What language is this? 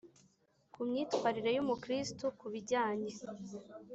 Kinyarwanda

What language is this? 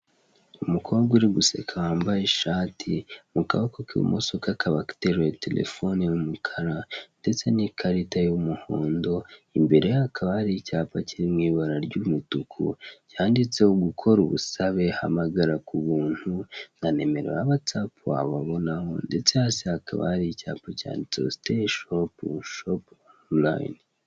Kinyarwanda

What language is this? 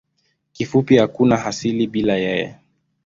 Swahili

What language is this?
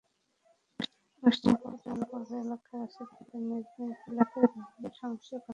Bangla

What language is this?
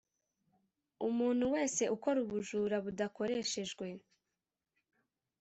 Kinyarwanda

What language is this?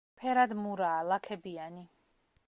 Georgian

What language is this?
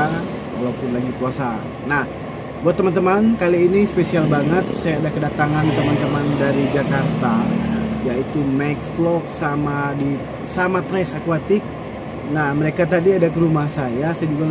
Indonesian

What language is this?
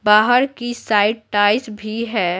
Hindi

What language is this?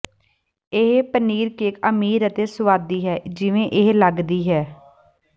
Punjabi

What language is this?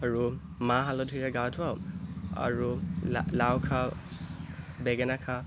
Assamese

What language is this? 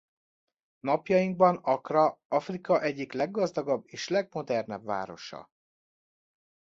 Hungarian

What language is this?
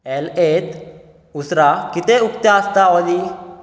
Konkani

